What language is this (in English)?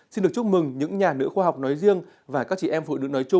Vietnamese